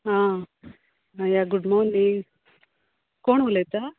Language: Konkani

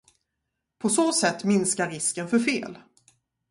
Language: Swedish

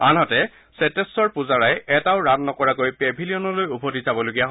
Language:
Assamese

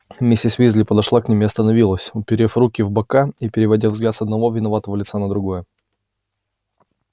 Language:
Russian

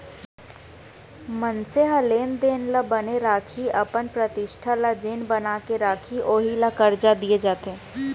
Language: Chhattisgarhi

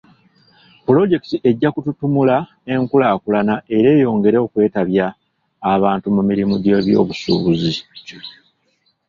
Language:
Ganda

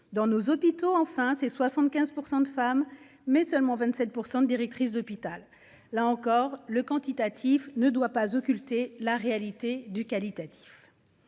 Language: French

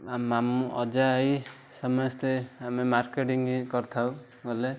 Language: Odia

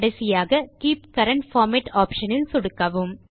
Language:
Tamil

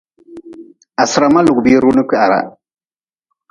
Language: Nawdm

